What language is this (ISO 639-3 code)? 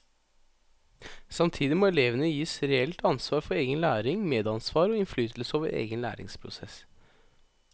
nor